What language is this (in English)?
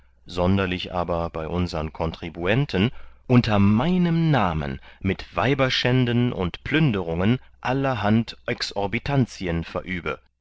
German